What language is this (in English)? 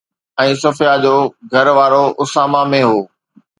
Sindhi